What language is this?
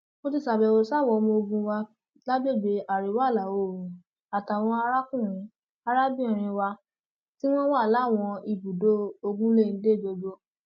Yoruba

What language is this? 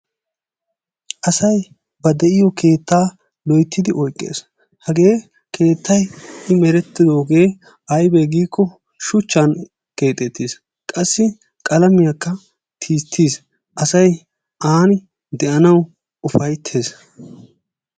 Wolaytta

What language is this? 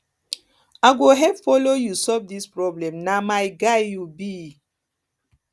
Nigerian Pidgin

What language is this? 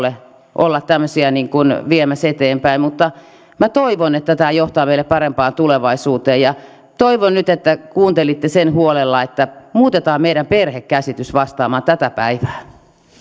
Finnish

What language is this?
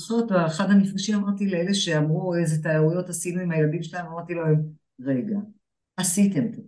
Hebrew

